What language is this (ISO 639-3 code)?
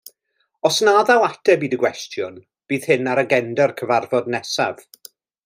cym